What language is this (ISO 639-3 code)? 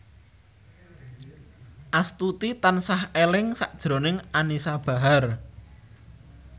jav